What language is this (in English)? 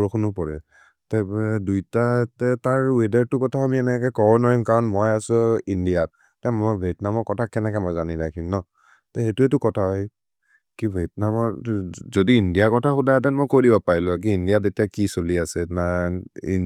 Maria (India)